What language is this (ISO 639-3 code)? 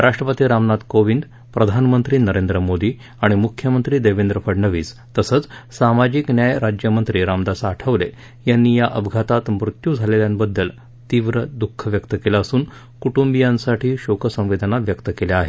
mar